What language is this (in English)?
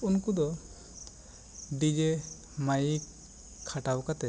Santali